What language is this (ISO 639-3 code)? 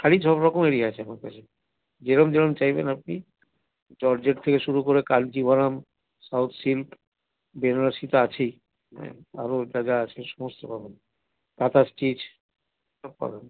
ben